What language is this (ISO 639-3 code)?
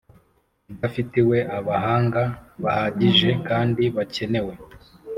kin